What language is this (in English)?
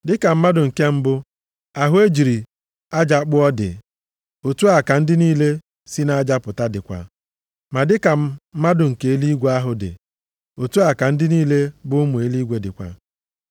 Igbo